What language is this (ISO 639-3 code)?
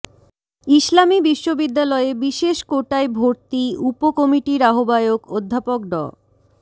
ben